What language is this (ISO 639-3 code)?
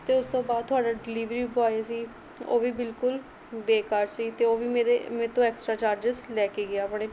pan